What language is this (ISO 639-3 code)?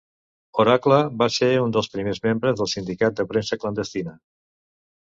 cat